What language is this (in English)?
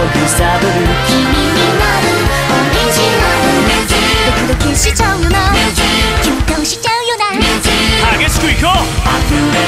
Japanese